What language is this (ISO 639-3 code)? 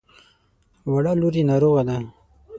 pus